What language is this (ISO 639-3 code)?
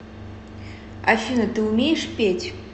rus